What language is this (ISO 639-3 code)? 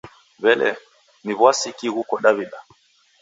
dav